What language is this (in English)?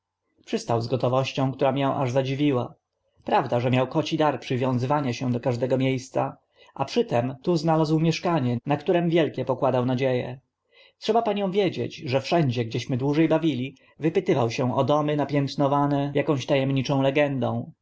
Polish